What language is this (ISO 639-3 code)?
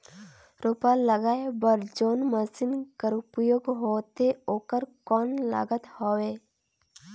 hne